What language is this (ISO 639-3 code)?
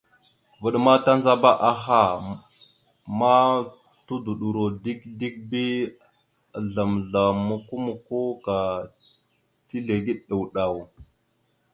mxu